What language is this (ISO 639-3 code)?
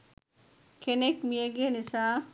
sin